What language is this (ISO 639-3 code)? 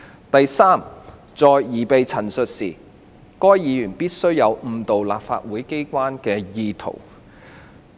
yue